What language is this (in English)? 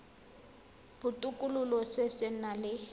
Tswana